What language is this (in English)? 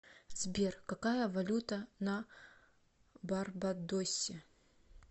Russian